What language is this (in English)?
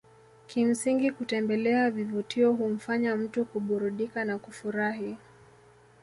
Swahili